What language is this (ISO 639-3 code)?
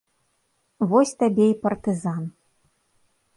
bel